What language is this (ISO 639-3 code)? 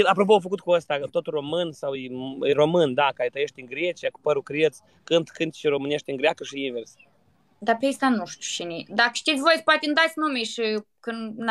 ron